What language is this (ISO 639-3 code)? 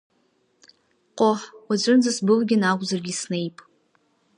abk